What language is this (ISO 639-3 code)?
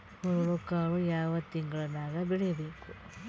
kan